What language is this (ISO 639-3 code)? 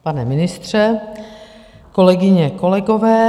ces